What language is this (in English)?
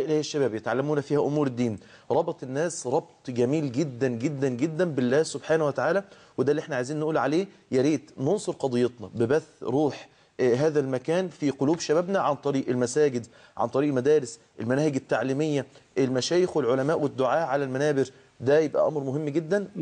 Arabic